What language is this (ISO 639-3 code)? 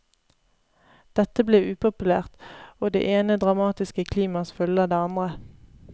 nor